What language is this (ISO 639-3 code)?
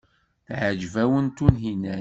kab